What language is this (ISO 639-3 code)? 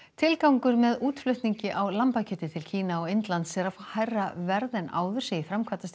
isl